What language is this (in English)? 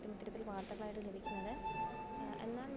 Malayalam